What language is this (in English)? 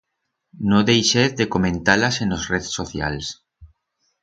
Aragonese